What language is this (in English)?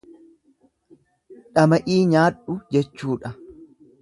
Oromo